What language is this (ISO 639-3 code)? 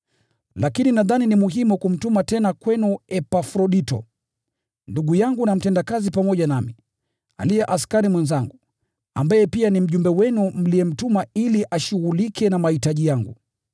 swa